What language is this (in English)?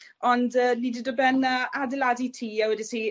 Welsh